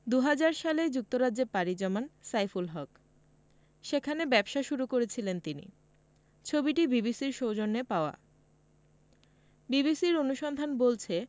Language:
Bangla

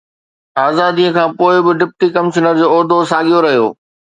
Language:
Sindhi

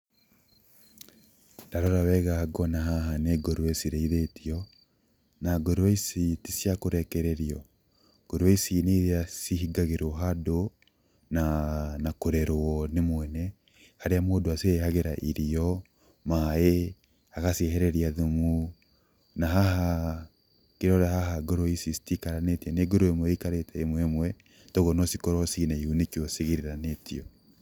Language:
Kikuyu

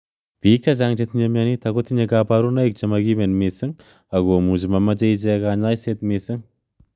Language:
Kalenjin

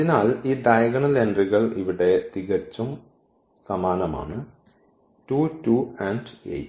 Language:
Malayalam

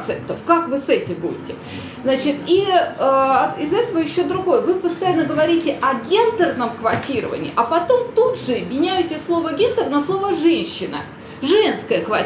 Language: Russian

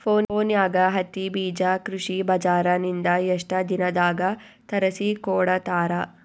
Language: Kannada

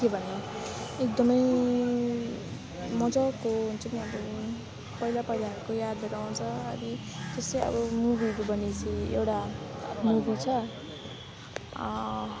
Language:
Nepali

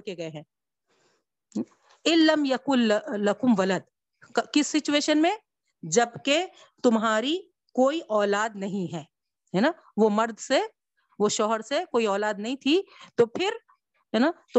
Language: Urdu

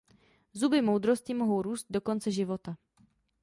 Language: Czech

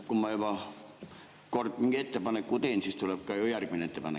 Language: Estonian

